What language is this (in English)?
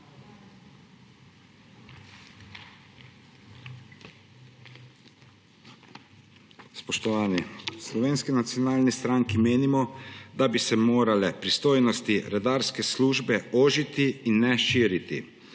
Slovenian